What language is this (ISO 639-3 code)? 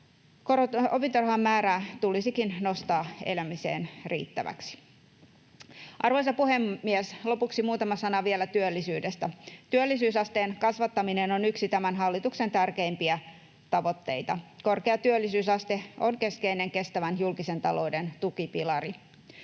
fin